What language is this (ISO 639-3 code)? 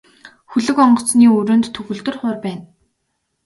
mon